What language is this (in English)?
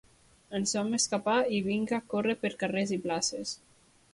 Catalan